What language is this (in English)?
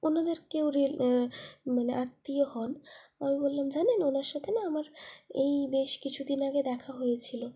Bangla